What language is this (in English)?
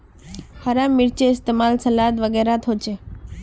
Magahi